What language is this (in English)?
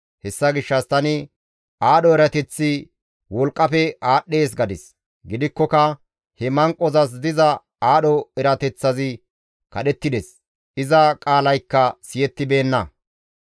Gamo